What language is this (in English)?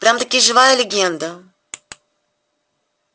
Russian